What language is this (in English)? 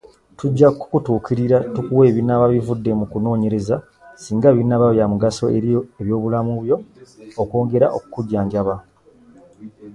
Ganda